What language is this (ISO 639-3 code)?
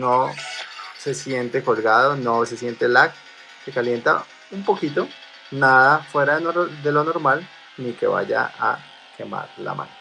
spa